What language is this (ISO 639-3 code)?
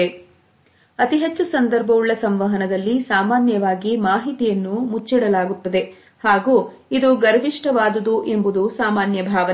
kan